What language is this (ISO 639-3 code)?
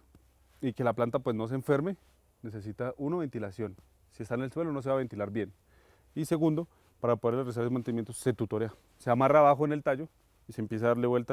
spa